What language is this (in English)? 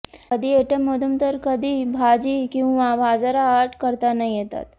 Marathi